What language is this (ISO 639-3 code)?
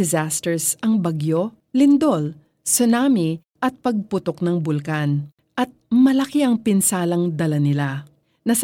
fil